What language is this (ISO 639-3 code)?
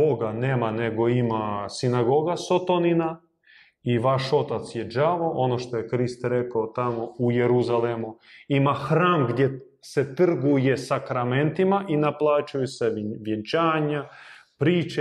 hrv